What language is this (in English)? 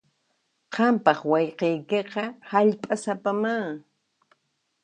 Puno Quechua